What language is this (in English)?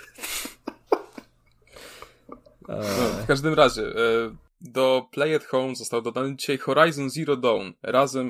Polish